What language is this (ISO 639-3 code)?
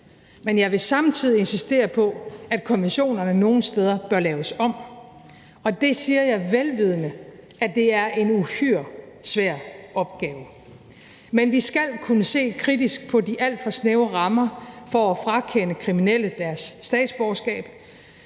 dan